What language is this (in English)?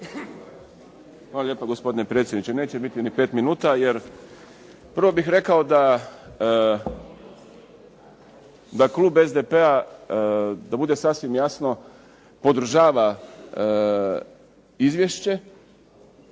Croatian